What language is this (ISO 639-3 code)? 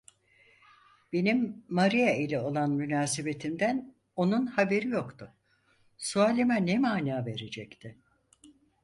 tur